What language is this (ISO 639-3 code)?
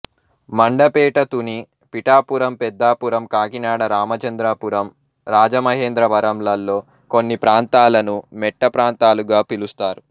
tel